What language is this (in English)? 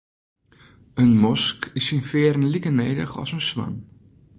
Western Frisian